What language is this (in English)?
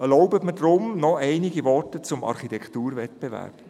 Swiss German